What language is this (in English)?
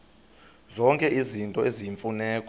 Xhosa